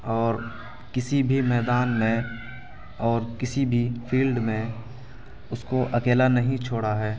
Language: Urdu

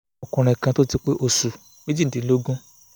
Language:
Yoruba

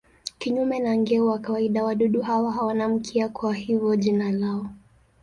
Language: Swahili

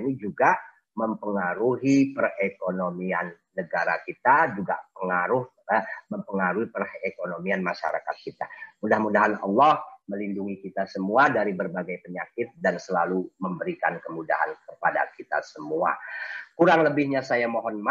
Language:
Indonesian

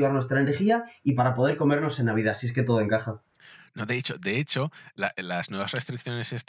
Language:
Spanish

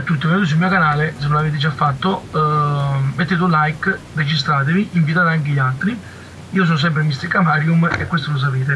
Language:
Italian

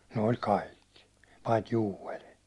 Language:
Finnish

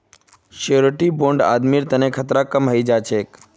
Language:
Magahi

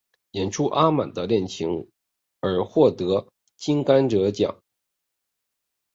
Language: Chinese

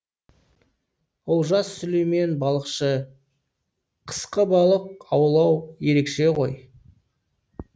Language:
Kazakh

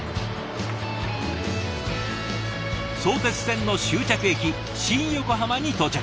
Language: Japanese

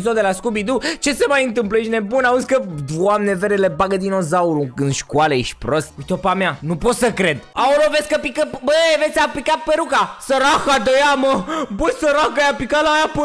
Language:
Romanian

